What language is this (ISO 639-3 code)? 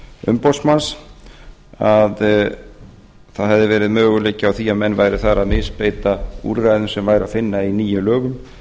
isl